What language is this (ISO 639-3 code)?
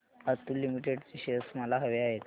mar